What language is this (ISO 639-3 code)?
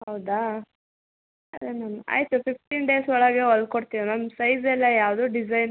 kan